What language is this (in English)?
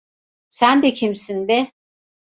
Turkish